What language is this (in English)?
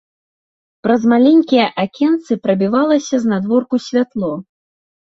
Belarusian